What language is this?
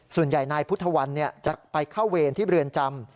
Thai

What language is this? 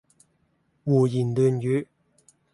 Cantonese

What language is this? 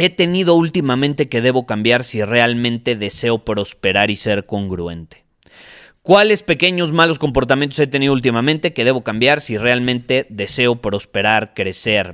Spanish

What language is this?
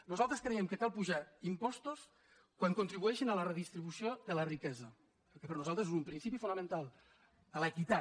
Catalan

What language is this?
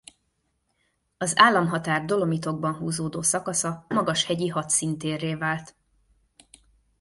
Hungarian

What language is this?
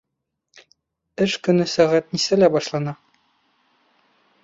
Bashkir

